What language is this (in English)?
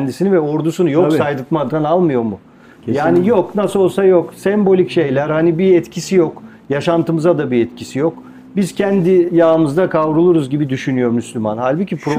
Turkish